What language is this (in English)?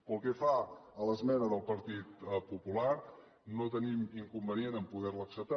Catalan